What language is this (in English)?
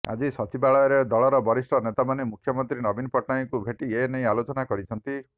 Odia